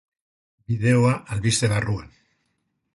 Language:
Basque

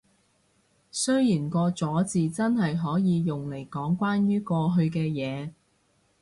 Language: Cantonese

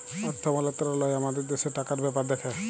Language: Bangla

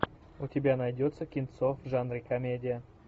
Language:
Russian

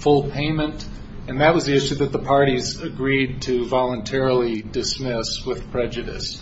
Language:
English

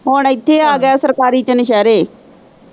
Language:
Punjabi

